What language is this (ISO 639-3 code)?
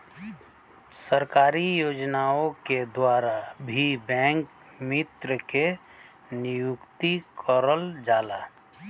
bho